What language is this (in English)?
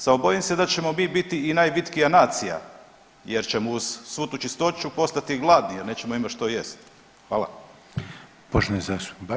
Croatian